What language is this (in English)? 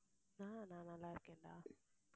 Tamil